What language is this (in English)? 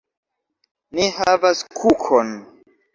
Esperanto